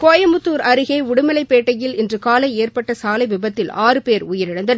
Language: Tamil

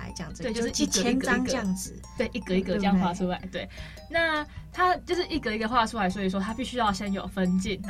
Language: Chinese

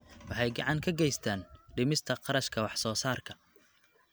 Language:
Somali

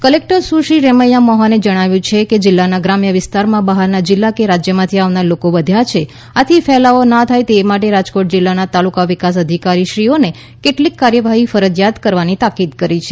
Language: Gujarati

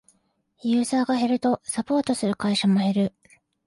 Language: Japanese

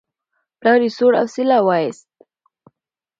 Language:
Pashto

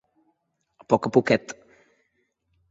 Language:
Catalan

